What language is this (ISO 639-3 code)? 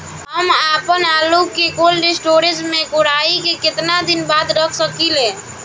bho